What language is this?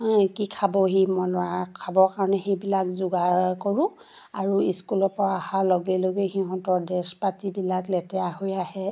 Assamese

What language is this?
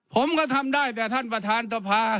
Thai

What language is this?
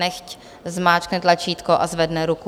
Czech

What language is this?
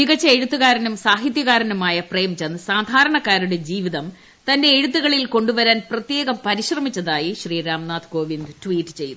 Malayalam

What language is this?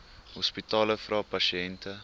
Afrikaans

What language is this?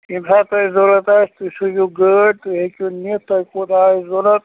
Kashmiri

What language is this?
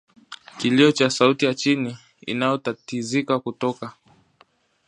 Swahili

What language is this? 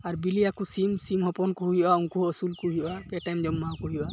Santali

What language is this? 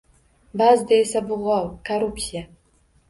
Uzbek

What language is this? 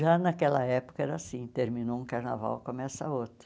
Portuguese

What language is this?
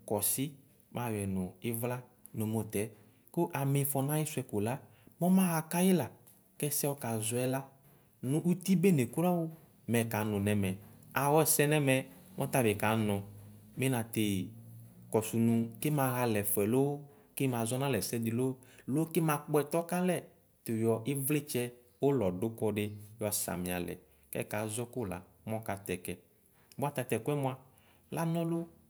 Ikposo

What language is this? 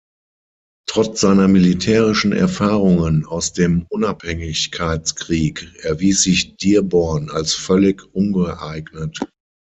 German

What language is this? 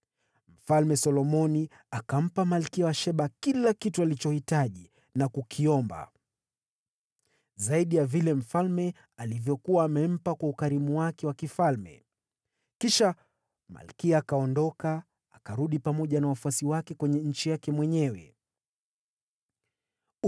Swahili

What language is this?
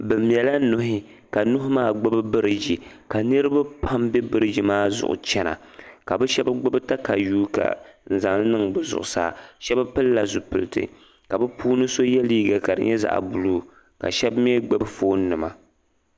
Dagbani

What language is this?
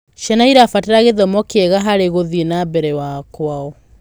Kikuyu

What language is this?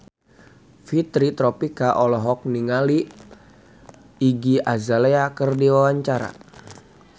Sundanese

